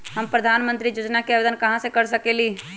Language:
Magahi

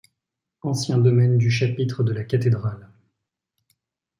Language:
French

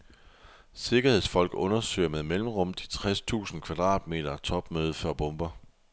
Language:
Danish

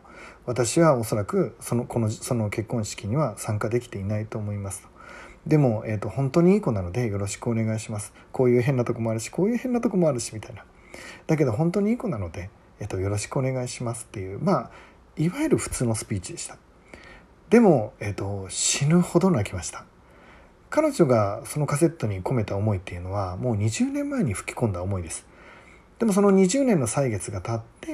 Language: Japanese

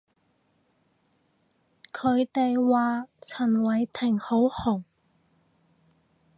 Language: Cantonese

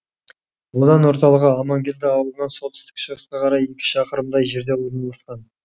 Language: Kazakh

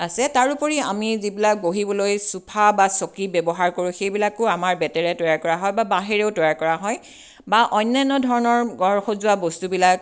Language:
Assamese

